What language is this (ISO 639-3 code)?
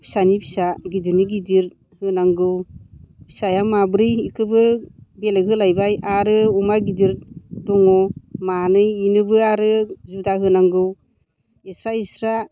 brx